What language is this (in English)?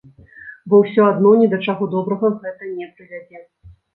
Belarusian